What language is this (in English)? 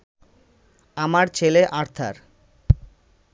Bangla